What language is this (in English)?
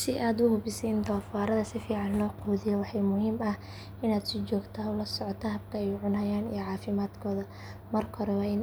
Somali